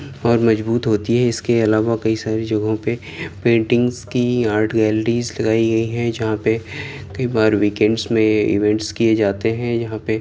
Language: Urdu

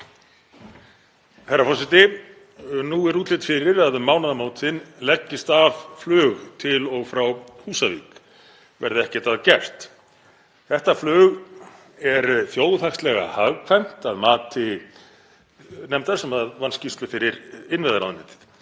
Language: Icelandic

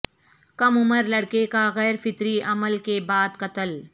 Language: Urdu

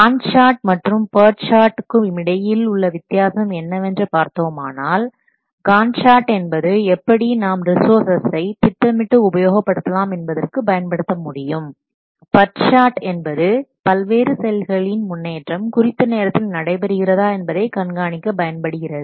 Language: Tamil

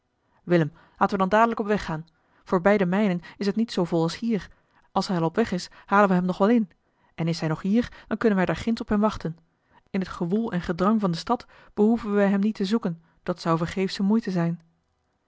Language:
Dutch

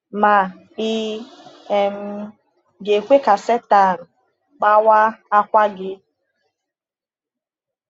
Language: Igbo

